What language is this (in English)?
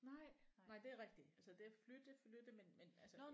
Danish